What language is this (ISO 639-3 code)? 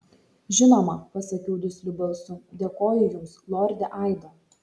lit